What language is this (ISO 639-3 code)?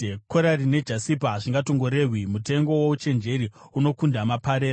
sna